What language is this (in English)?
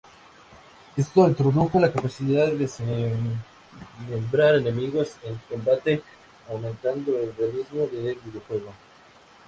Spanish